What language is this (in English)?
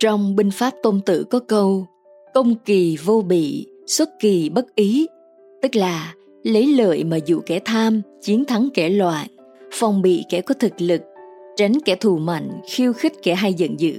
Vietnamese